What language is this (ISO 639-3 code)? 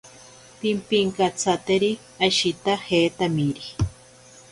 prq